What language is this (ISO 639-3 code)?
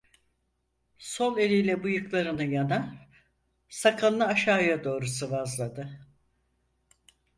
tur